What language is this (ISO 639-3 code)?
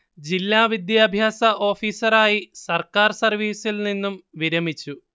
mal